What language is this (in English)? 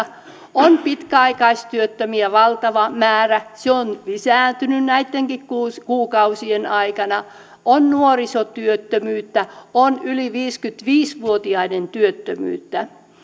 Finnish